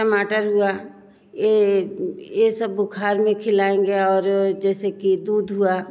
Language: Hindi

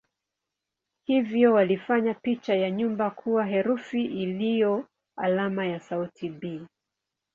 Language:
Swahili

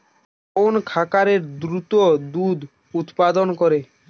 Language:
Bangla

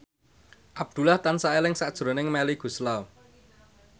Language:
Javanese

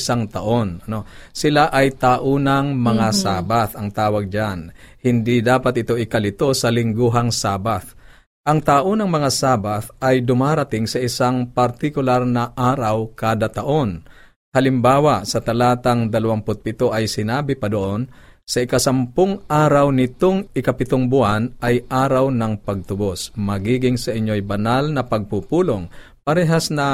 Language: Filipino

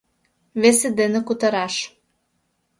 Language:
Mari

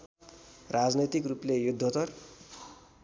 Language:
Nepali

